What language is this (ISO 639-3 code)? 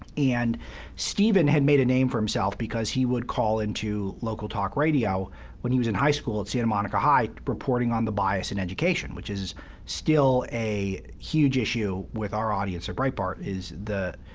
eng